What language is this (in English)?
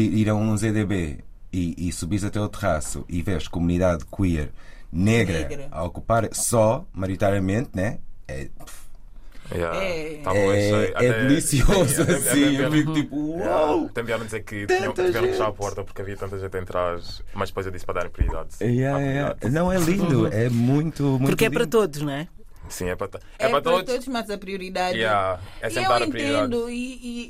Portuguese